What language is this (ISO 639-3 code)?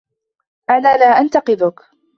ara